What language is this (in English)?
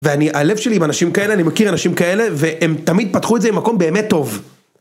Hebrew